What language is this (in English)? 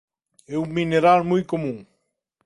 Galician